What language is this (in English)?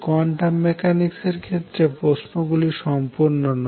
Bangla